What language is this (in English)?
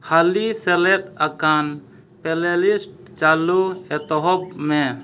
Santali